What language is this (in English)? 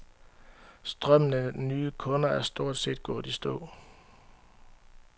Danish